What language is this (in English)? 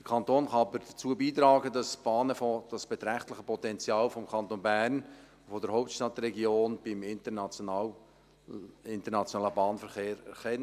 Swiss German